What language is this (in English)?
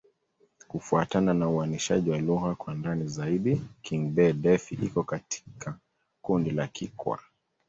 Swahili